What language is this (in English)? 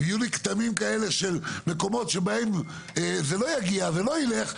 Hebrew